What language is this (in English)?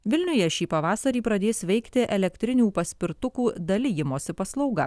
Lithuanian